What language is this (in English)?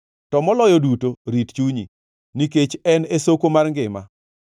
Luo (Kenya and Tanzania)